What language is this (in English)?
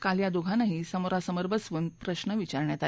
Marathi